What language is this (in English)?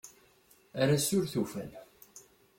Kabyle